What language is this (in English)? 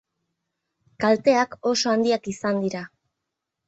Basque